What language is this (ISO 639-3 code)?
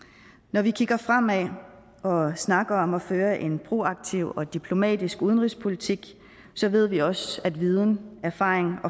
dan